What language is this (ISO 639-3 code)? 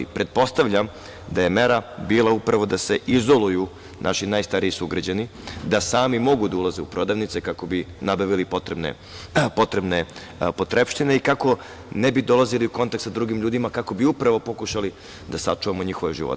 srp